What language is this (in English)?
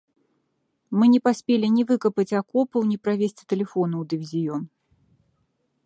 Belarusian